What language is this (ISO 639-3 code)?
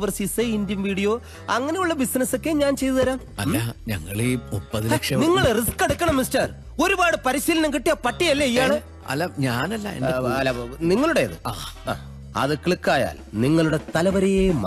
tur